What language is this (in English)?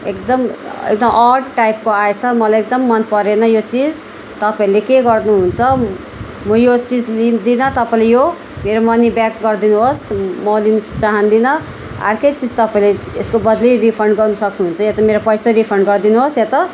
Nepali